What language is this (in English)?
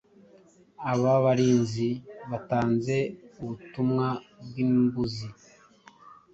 Kinyarwanda